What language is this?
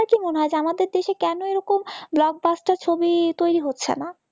Bangla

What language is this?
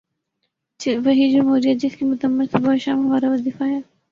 Urdu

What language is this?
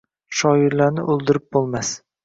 Uzbek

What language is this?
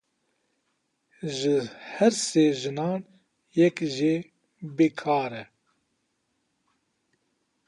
Kurdish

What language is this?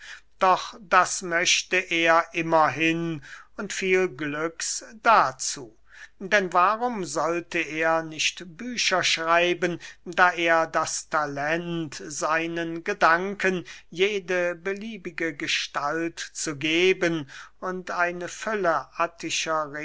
German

